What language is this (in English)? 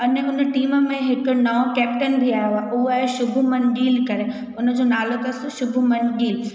Sindhi